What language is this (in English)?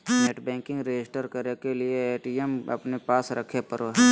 Magahi